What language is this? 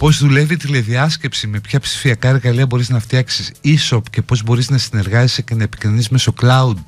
Greek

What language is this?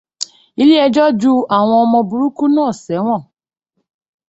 Yoruba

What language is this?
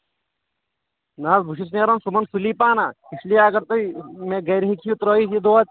Kashmiri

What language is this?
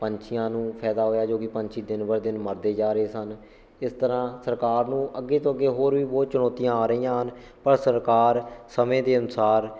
Punjabi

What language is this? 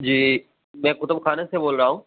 Urdu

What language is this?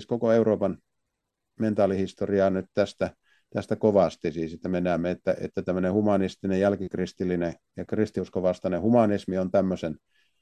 Finnish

